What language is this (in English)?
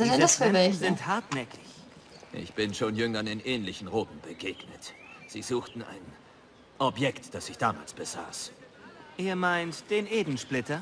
German